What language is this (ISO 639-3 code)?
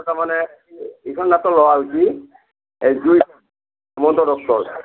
asm